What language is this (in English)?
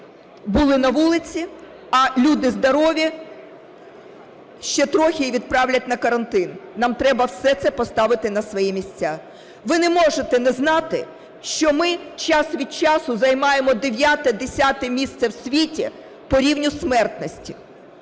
Ukrainian